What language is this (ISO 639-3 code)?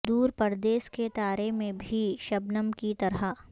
urd